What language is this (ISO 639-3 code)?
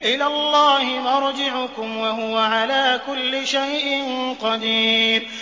ara